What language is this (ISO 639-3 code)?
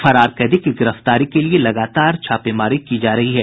hin